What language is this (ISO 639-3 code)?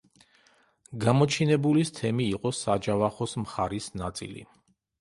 kat